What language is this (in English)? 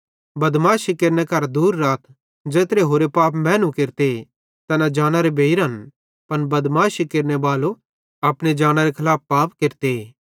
Bhadrawahi